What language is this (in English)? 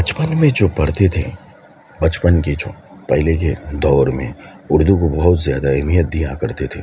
Urdu